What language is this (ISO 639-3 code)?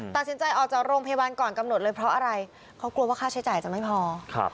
tha